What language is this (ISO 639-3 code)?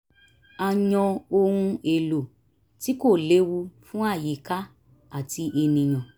yor